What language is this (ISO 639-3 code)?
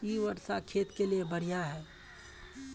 mag